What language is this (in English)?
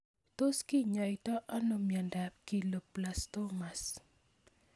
Kalenjin